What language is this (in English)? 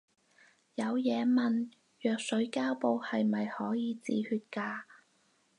Cantonese